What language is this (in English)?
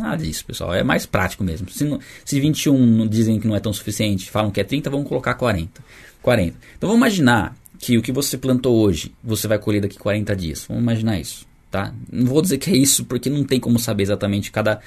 Portuguese